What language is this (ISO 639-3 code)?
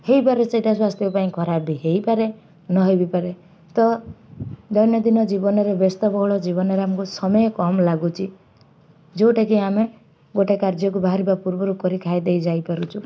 ori